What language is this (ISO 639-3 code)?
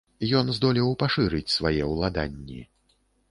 bel